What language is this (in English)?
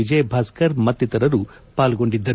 Kannada